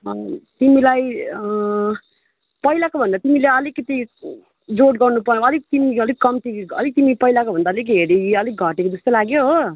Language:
Nepali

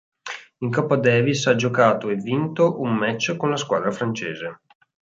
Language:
Italian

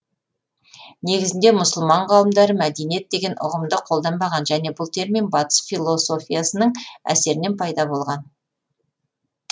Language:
Kazakh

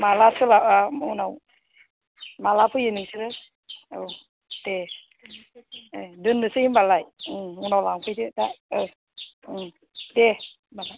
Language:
Bodo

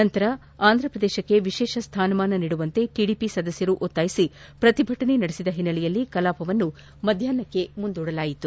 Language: Kannada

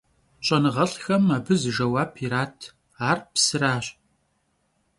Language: Kabardian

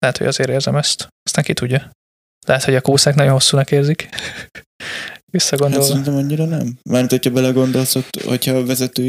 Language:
Hungarian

